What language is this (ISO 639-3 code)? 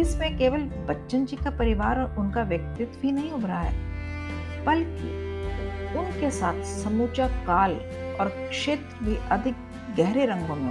hin